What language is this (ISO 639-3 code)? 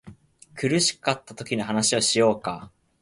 jpn